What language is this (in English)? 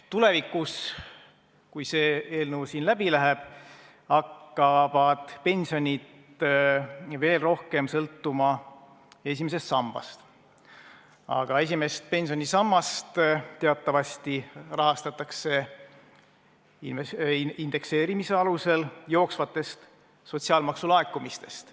Estonian